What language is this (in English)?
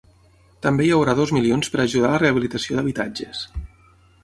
Catalan